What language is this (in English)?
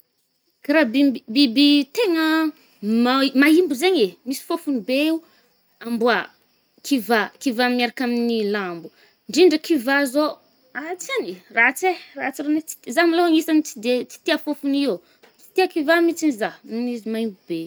Northern Betsimisaraka Malagasy